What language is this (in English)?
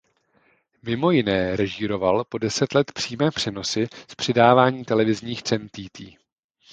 Czech